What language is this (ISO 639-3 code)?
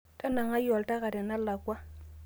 mas